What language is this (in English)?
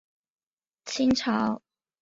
Chinese